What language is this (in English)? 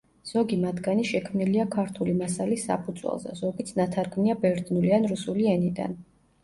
Georgian